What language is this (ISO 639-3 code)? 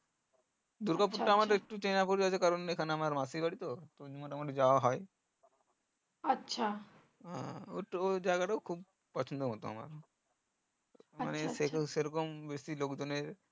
ben